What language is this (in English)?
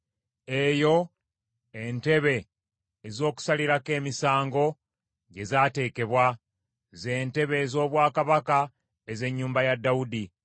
Ganda